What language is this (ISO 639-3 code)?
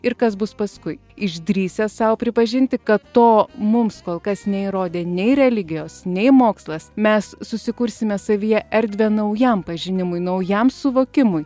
lit